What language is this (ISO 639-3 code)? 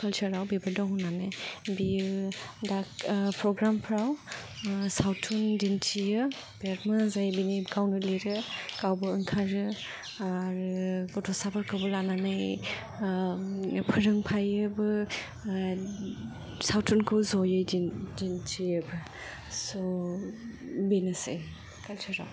brx